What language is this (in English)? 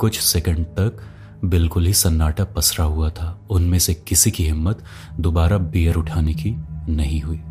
Hindi